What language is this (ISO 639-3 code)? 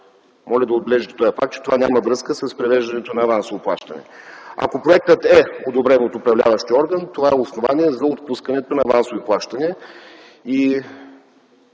bul